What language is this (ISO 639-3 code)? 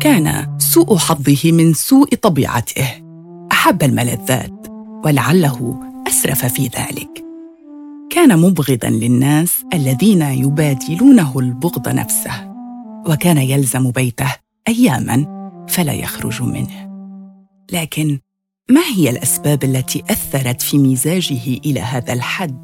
ara